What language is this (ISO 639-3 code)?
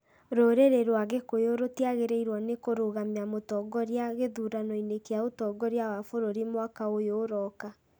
kik